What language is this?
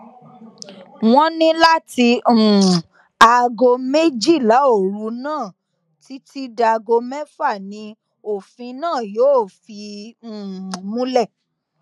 Yoruba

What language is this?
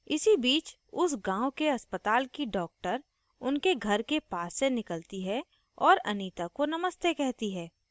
Hindi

